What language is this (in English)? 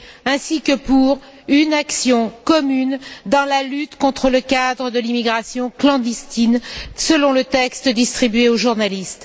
French